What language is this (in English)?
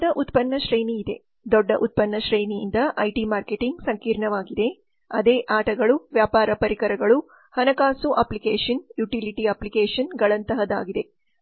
Kannada